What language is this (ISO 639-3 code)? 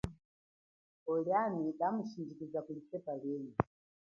cjk